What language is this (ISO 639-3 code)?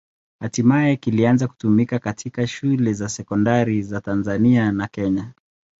swa